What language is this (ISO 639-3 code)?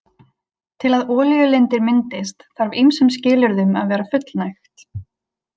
isl